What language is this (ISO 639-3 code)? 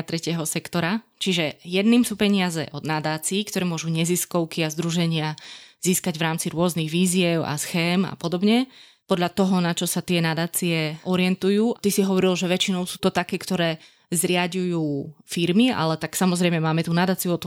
slk